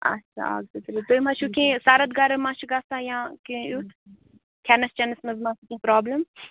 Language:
Kashmiri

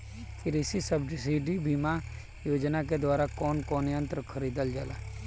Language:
Bhojpuri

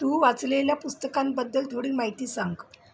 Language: Marathi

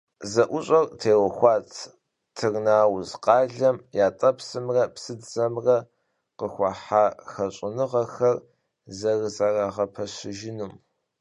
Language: Kabardian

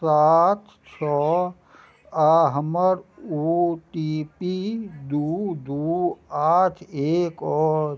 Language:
Maithili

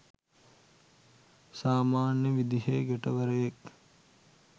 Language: Sinhala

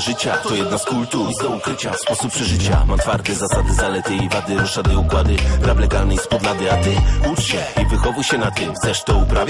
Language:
Polish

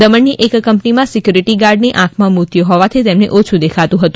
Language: Gujarati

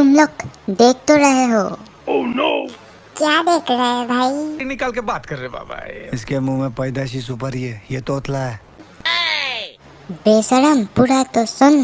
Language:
Hindi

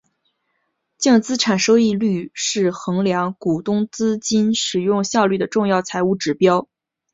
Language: Chinese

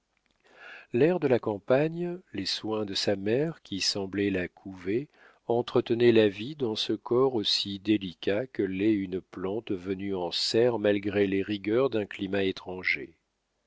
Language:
French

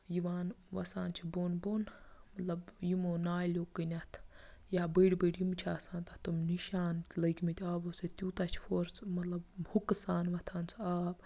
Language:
Kashmiri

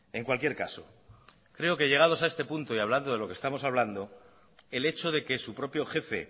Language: Spanish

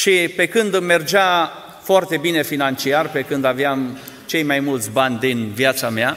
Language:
Romanian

